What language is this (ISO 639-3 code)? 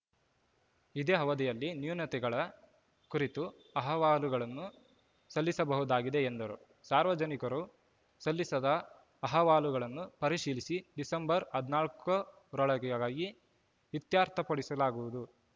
kan